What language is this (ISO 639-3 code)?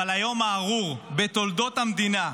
heb